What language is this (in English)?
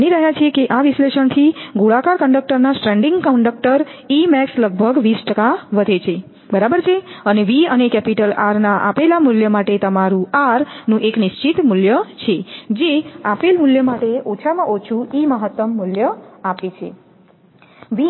Gujarati